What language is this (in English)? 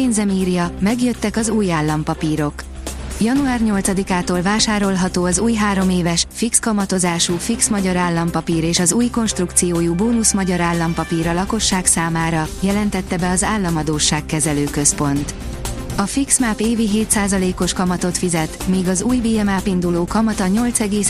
Hungarian